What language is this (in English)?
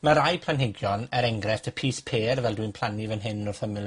Welsh